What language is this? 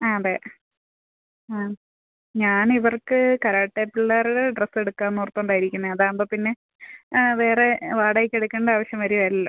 Malayalam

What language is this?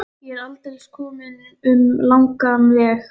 Icelandic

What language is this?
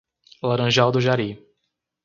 Portuguese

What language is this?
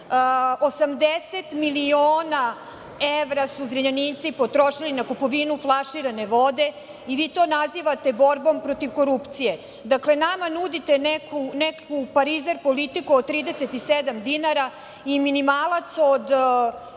Serbian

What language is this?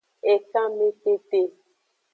Aja (Benin)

